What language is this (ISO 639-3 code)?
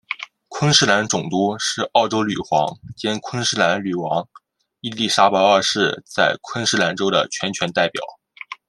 zho